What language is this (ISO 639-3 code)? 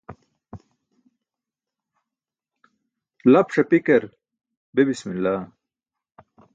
bsk